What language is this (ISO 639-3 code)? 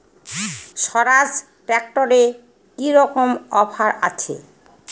ben